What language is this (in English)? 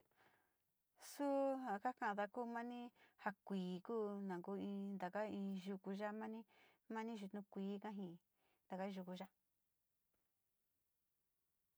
Sinicahua Mixtec